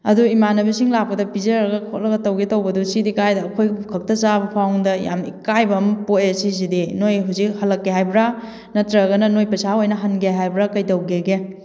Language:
Manipuri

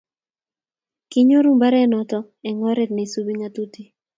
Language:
Kalenjin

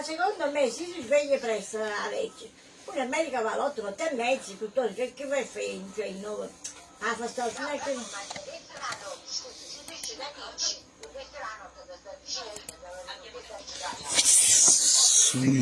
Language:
Italian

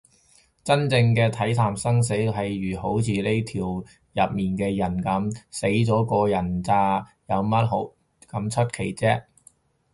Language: Cantonese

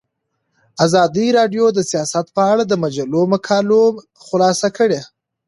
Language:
Pashto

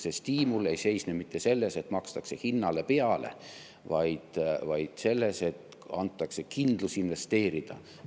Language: Estonian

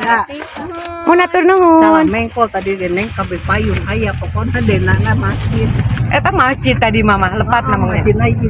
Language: Indonesian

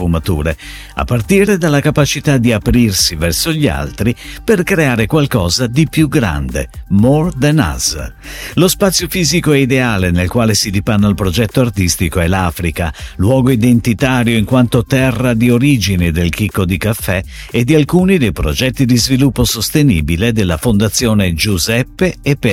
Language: Italian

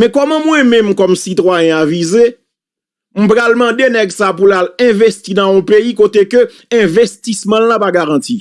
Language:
French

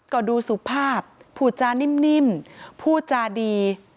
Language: Thai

